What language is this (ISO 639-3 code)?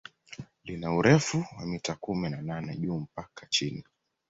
swa